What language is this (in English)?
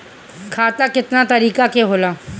Bhojpuri